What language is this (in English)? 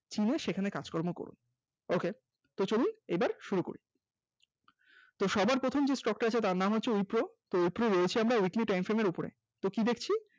Bangla